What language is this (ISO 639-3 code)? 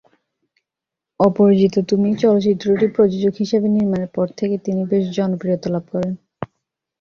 ben